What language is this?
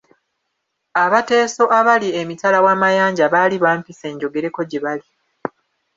Ganda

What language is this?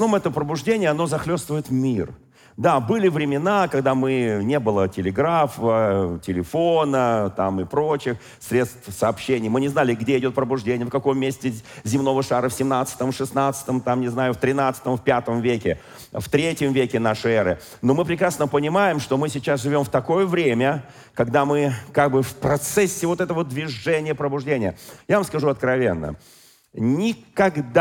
Russian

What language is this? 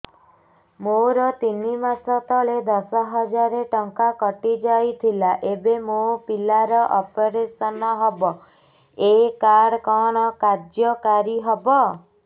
Odia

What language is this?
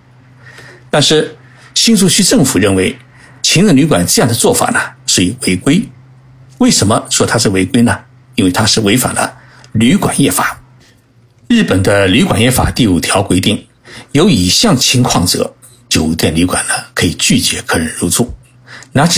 Chinese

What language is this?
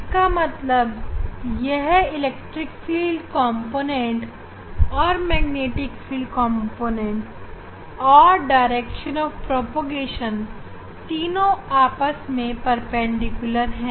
Hindi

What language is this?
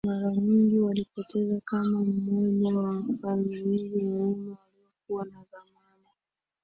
Swahili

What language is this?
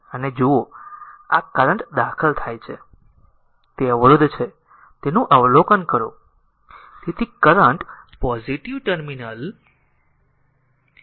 Gujarati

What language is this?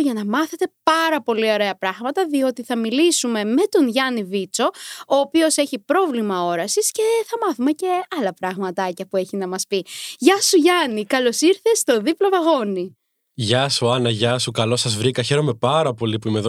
Greek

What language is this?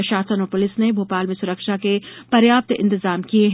Hindi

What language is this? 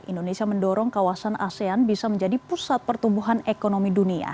Indonesian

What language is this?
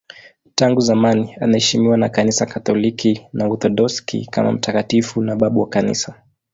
Swahili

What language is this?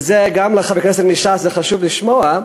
Hebrew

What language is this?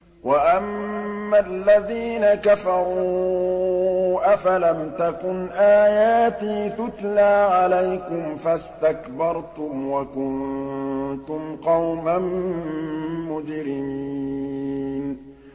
Arabic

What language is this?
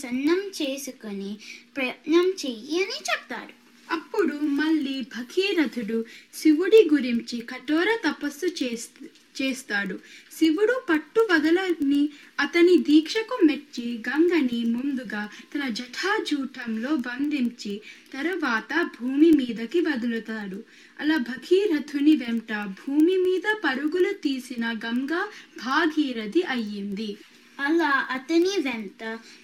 Telugu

